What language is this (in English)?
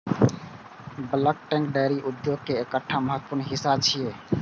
Maithili